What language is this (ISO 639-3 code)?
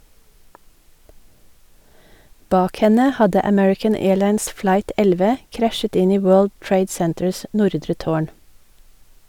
nor